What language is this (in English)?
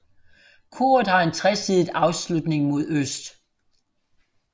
Danish